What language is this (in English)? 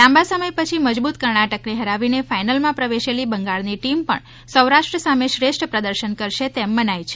Gujarati